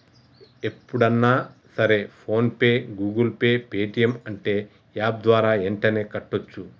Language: Telugu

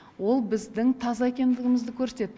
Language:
Kazakh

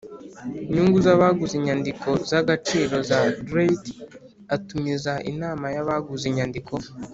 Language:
Kinyarwanda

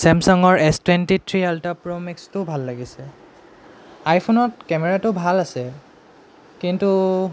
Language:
Assamese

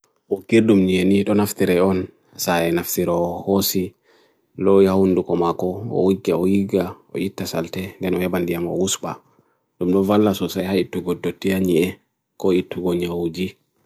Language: Bagirmi Fulfulde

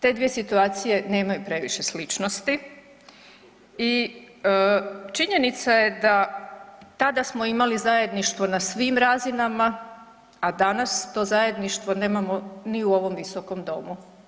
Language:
Croatian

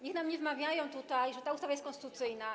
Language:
Polish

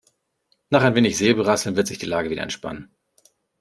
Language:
German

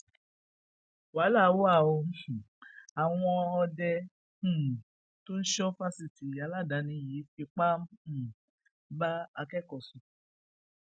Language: Yoruba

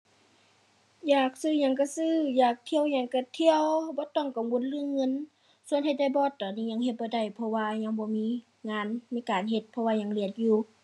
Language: Thai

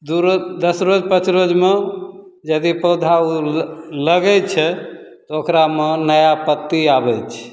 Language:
Maithili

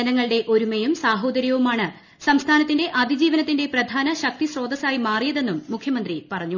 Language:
Malayalam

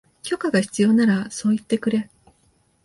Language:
Japanese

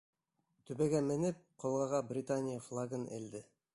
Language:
Bashkir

